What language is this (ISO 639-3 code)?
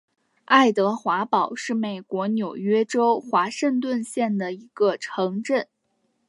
zho